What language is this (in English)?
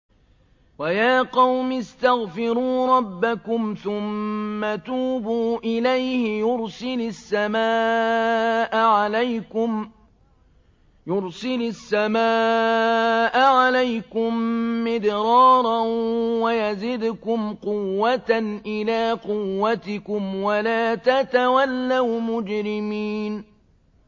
Arabic